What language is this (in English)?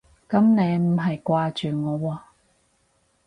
Cantonese